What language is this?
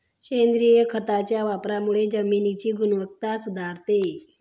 Marathi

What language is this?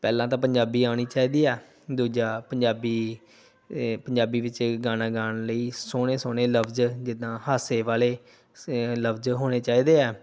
Punjabi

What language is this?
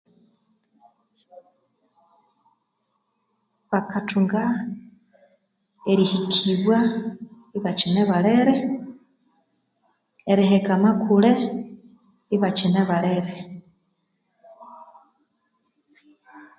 Konzo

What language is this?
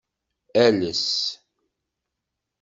Kabyle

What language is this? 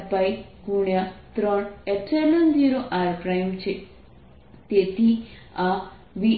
Gujarati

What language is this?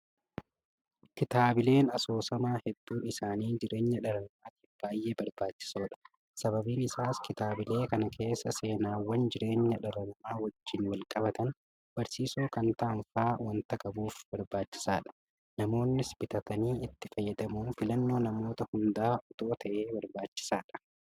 Oromo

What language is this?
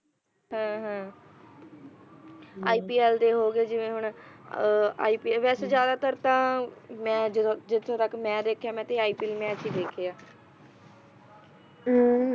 Punjabi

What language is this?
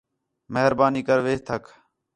Khetrani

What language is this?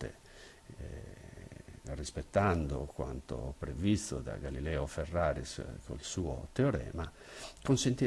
Italian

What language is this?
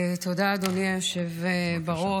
Hebrew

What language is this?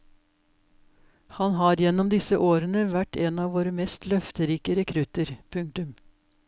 Norwegian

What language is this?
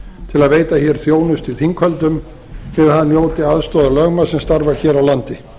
Icelandic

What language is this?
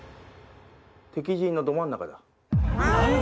Japanese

